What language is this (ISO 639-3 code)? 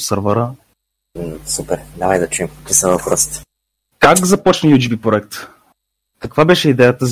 bul